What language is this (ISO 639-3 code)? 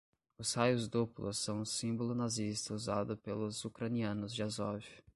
por